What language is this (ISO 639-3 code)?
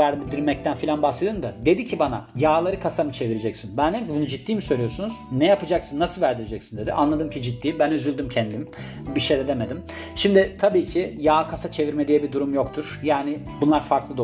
tur